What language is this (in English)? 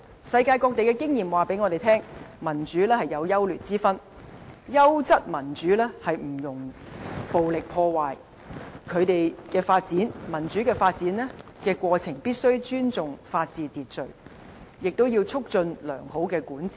Cantonese